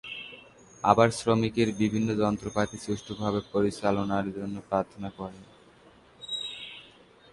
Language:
Bangla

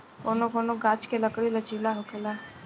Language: Bhojpuri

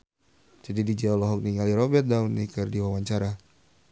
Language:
Sundanese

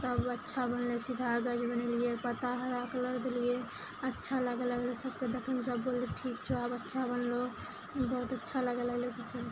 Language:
Maithili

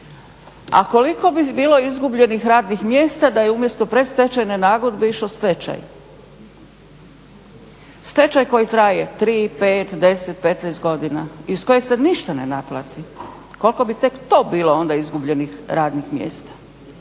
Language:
Croatian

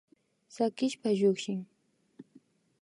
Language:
Imbabura Highland Quichua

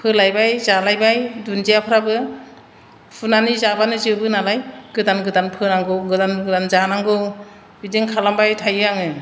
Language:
Bodo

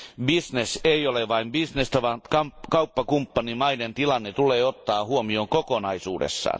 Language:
Finnish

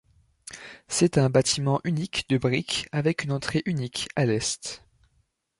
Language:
French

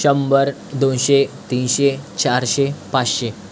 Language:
Marathi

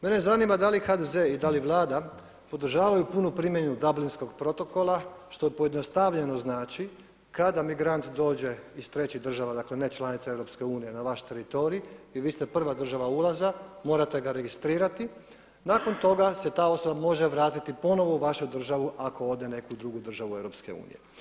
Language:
Croatian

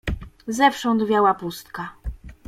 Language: Polish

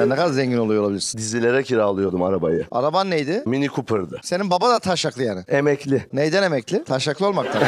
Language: Turkish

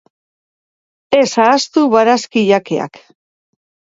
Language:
Basque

